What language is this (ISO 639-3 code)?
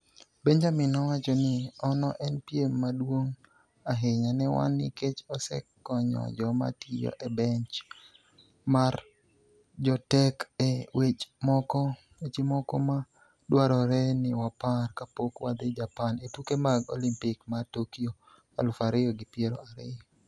luo